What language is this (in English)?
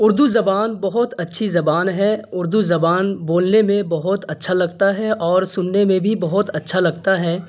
Urdu